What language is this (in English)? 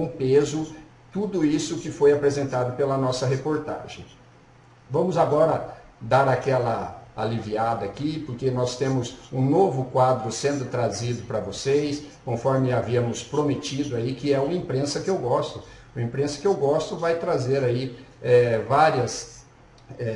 Portuguese